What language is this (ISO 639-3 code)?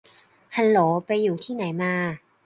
tha